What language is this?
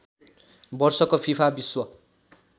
Nepali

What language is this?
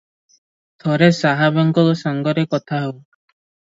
Odia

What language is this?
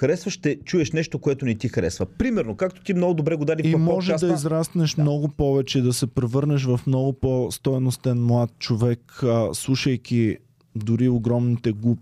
Bulgarian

